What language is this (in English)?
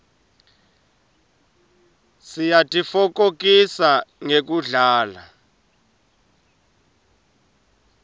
Swati